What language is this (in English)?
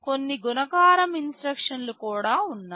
Telugu